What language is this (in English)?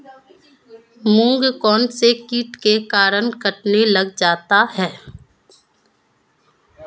Hindi